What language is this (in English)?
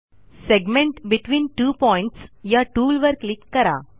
Marathi